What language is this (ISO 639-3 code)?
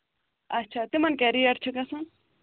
kas